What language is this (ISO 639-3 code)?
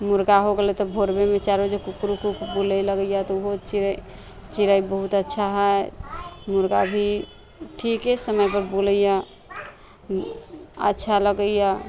mai